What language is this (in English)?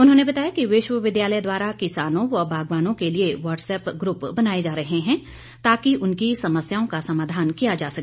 Hindi